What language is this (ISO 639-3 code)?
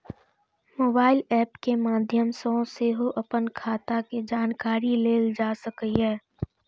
mai